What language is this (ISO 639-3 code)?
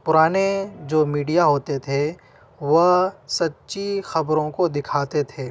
urd